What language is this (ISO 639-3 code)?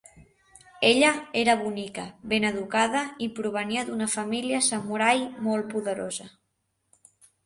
cat